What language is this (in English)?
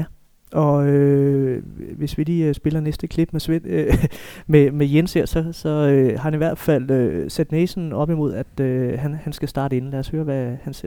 Danish